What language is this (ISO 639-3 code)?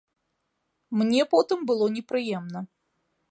bel